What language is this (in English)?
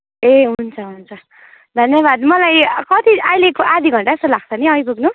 Nepali